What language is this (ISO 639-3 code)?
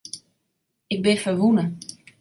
fry